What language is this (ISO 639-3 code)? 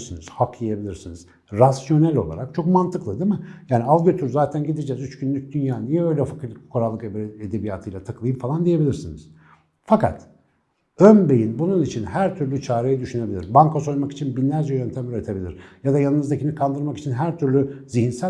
tur